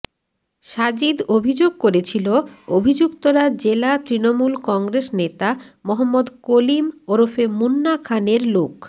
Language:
Bangla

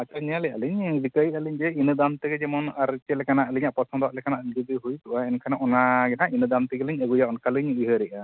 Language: Santali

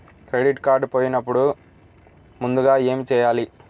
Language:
Telugu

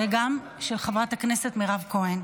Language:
Hebrew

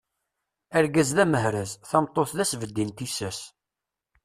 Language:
Kabyle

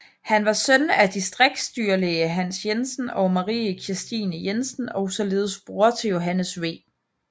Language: Danish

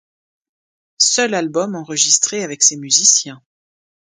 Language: French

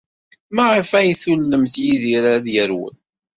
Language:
Kabyle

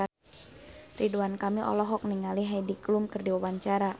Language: Sundanese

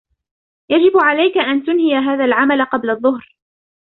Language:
Arabic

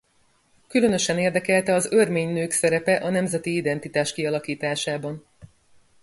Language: Hungarian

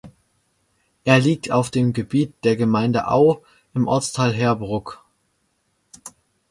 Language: German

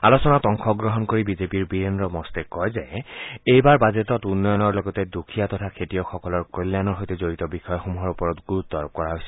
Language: Assamese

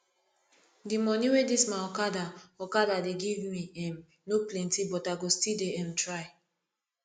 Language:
Nigerian Pidgin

